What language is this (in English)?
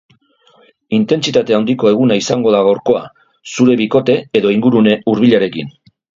Basque